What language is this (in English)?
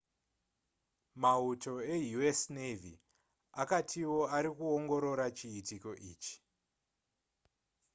Shona